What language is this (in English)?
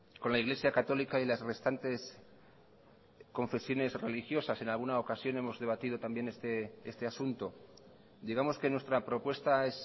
Spanish